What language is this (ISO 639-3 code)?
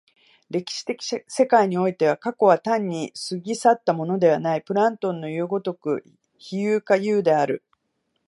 jpn